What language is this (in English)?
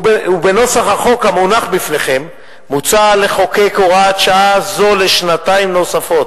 Hebrew